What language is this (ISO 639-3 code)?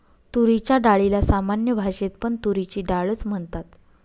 mar